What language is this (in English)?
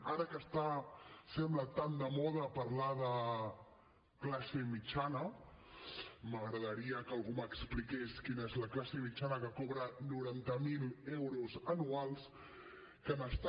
Catalan